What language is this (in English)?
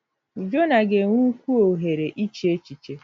Igbo